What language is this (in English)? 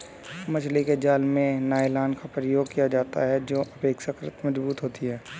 Hindi